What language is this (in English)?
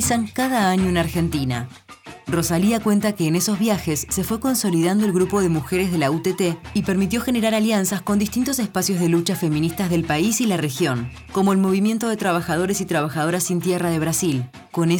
Spanish